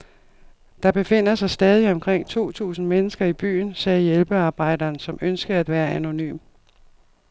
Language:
Danish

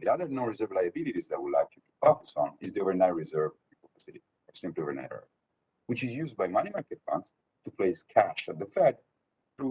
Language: English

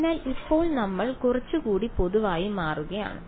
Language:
Malayalam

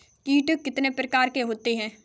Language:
Hindi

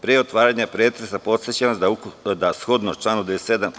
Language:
Serbian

